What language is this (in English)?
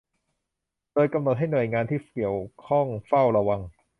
Thai